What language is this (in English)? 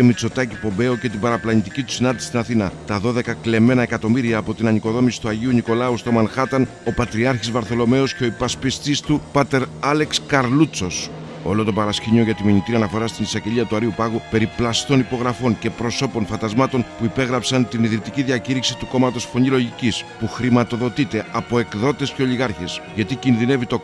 Greek